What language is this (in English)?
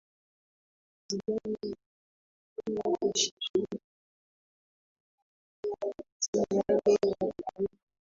Swahili